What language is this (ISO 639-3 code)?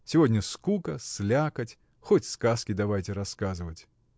rus